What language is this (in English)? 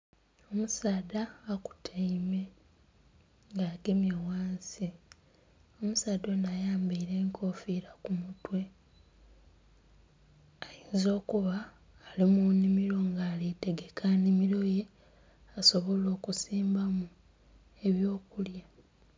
Soga